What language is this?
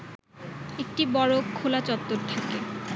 Bangla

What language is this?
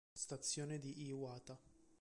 Italian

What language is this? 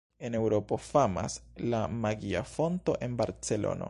Esperanto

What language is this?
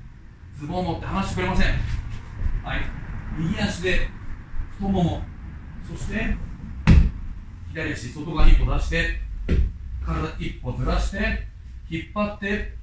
Japanese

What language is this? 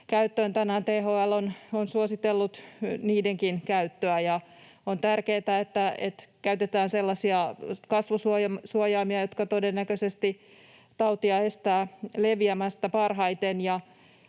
Finnish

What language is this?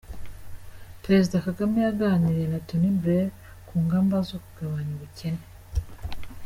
Kinyarwanda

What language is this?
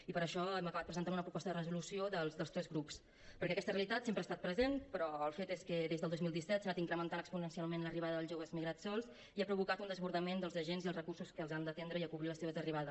Catalan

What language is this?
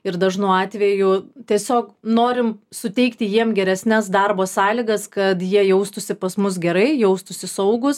Lithuanian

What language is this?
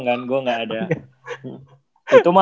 Indonesian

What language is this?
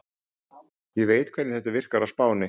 Icelandic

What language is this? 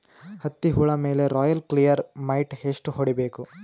Kannada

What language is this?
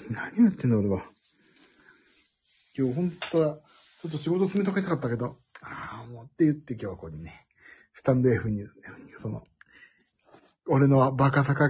Japanese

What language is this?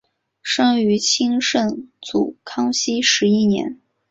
Chinese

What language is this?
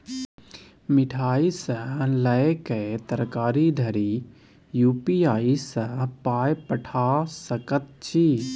Maithili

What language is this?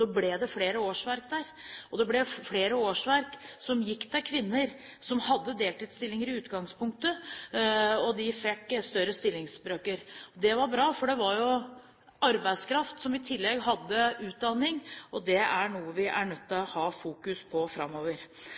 Norwegian Bokmål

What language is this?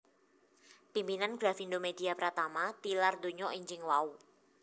Javanese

